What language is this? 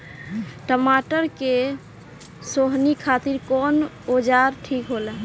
Bhojpuri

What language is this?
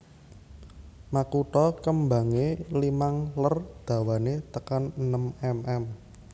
Javanese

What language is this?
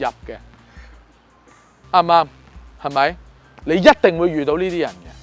Chinese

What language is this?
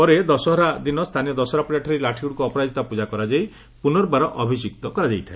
Odia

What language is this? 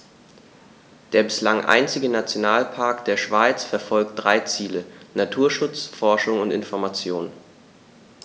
German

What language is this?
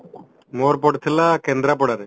Odia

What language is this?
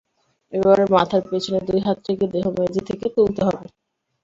Bangla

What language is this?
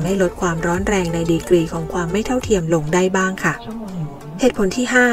Thai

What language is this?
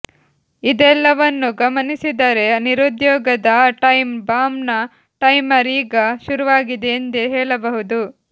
Kannada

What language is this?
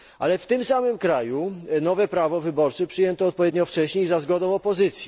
Polish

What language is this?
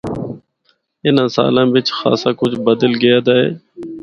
Northern Hindko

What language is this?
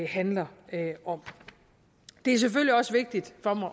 Danish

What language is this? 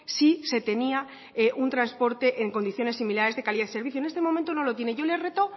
Spanish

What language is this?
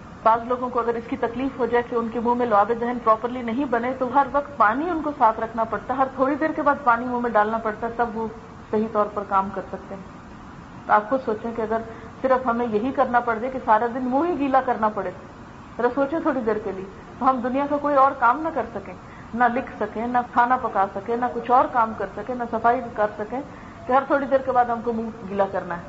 Urdu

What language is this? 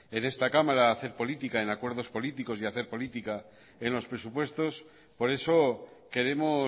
Spanish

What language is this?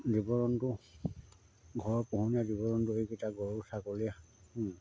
Assamese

